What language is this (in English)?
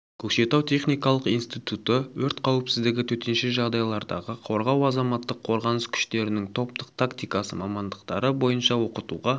Kazakh